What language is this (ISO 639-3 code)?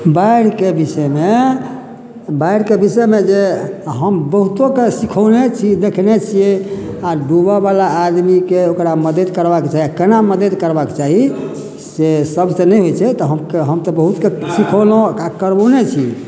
mai